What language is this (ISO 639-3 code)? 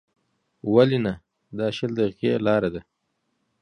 pus